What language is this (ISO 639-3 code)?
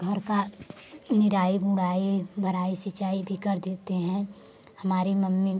hin